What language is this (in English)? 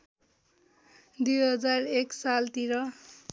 Nepali